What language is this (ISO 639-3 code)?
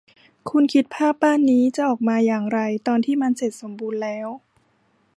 tha